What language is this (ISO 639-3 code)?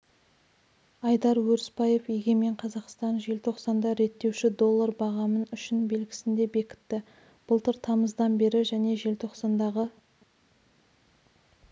kaz